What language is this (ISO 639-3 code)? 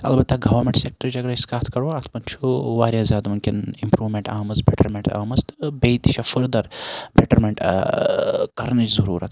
kas